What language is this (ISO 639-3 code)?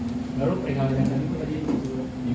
ind